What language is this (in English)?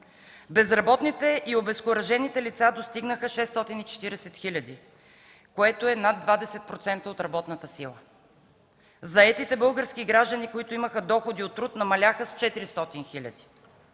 Bulgarian